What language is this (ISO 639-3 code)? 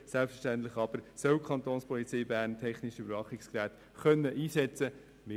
gsw